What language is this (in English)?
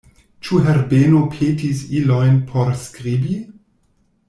Esperanto